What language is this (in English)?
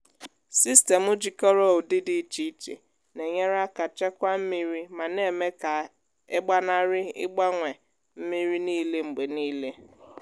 Igbo